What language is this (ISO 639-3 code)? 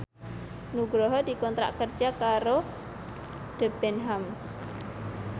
jav